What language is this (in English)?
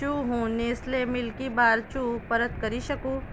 Gujarati